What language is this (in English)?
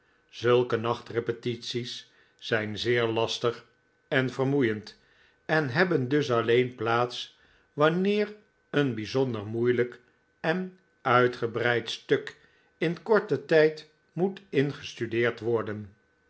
Dutch